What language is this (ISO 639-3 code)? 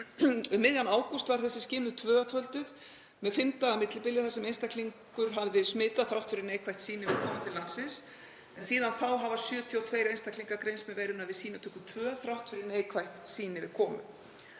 isl